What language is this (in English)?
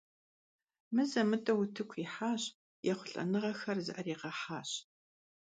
Kabardian